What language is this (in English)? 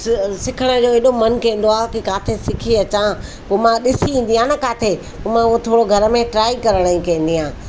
Sindhi